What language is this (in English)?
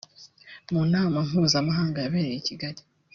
Kinyarwanda